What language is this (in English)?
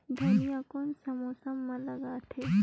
Chhattisgarhi